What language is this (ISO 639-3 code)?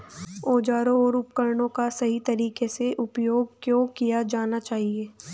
hin